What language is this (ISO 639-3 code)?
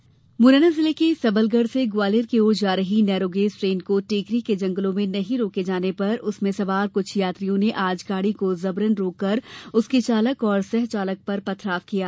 hin